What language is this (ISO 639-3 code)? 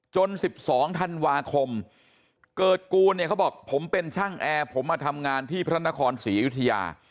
tha